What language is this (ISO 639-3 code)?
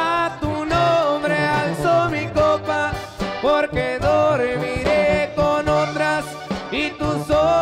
spa